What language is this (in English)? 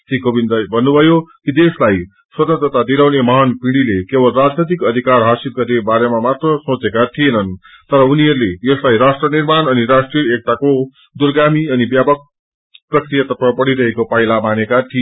Nepali